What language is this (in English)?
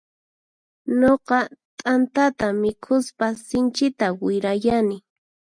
Puno Quechua